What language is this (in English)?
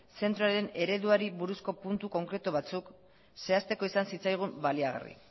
Basque